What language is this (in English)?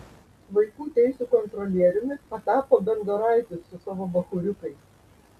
Lithuanian